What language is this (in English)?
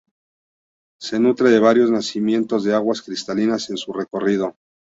Spanish